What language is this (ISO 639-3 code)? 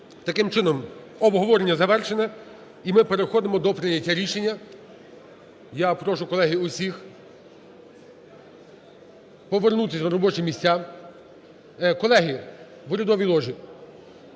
ukr